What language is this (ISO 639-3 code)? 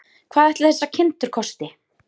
isl